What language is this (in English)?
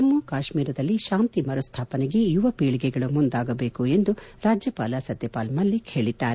Kannada